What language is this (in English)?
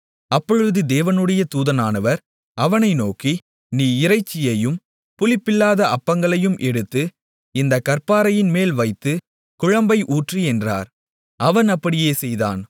Tamil